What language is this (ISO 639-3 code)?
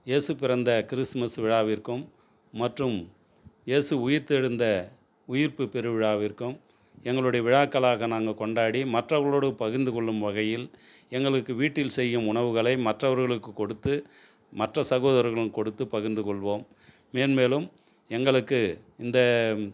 tam